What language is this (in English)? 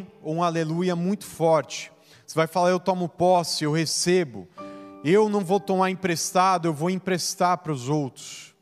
Portuguese